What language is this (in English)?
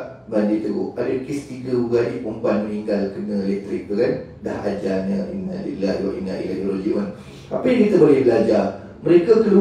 Malay